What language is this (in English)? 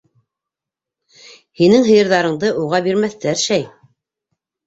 Bashkir